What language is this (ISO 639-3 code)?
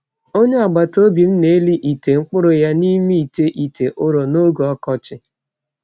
ibo